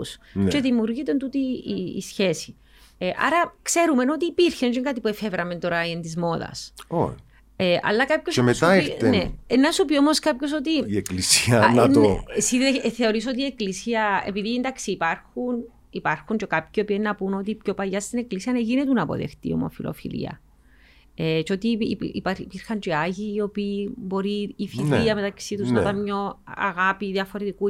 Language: Greek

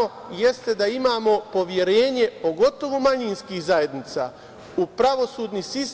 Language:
Serbian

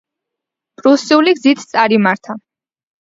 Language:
Georgian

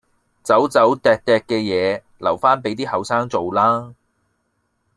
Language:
Cantonese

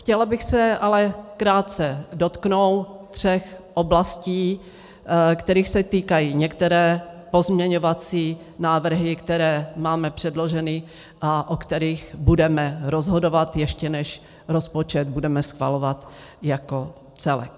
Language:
Czech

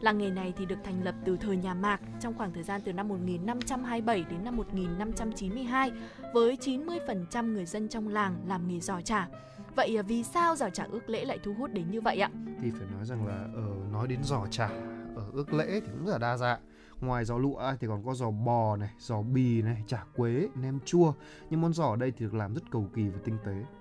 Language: Vietnamese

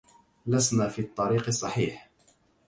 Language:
Arabic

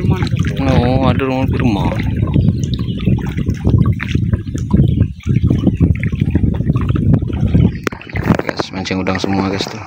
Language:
Indonesian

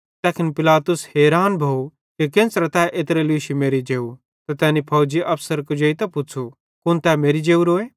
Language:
Bhadrawahi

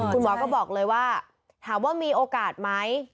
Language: Thai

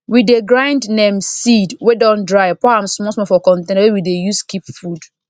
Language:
Nigerian Pidgin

